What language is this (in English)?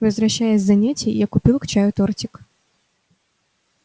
Russian